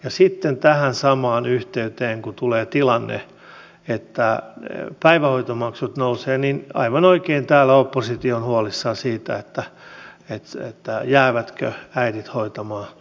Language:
Finnish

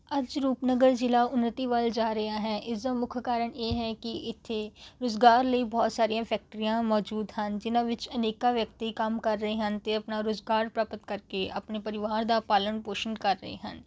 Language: Punjabi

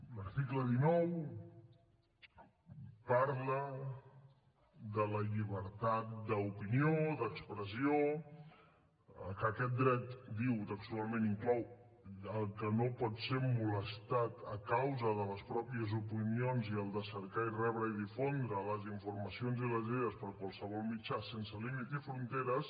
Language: Catalan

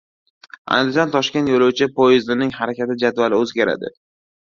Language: Uzbek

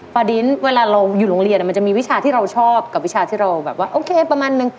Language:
Thai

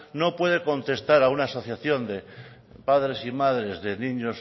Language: Spanish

